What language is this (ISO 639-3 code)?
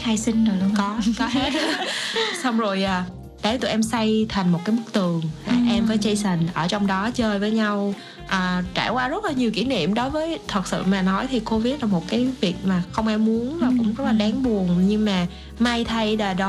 vie